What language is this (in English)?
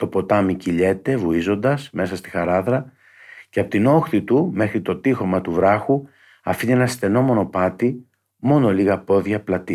Greek